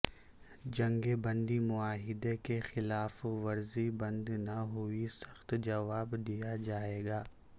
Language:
Urdu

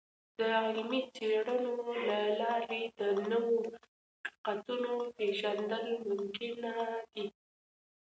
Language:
Pashto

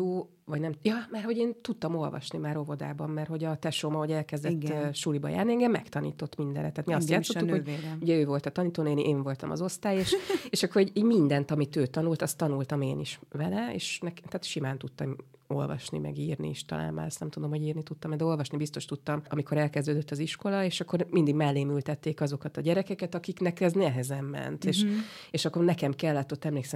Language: Hungarian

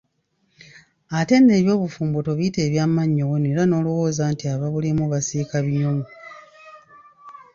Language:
Ganda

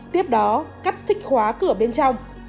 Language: Vietnamese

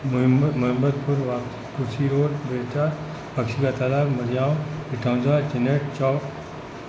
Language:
Sindhi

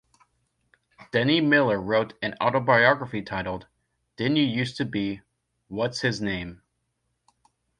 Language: English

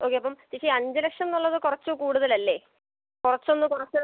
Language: Malayalam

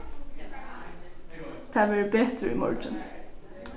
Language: Faroese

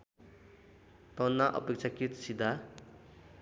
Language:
Nepali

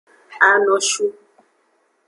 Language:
Aja (Benin)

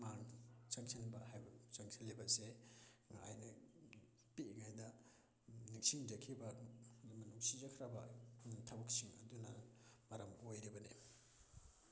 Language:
Manipuri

